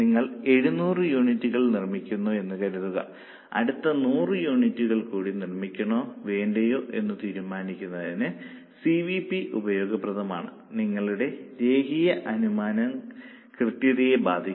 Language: Malayalam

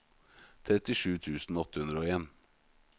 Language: Norwegian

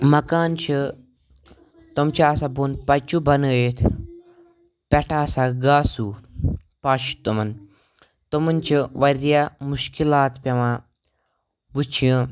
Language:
Kashmiri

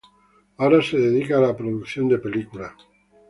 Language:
Spanish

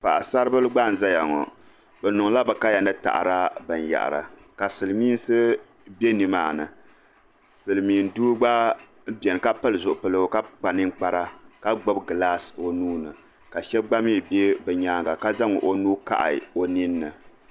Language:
Dagbani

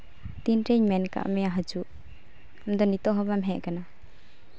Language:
Santali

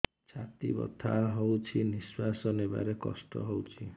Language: Odia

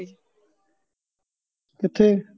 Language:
Punjabi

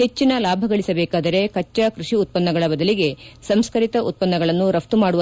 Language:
Kannada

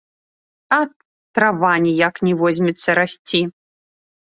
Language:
Belarusian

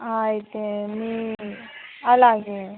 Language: Telugu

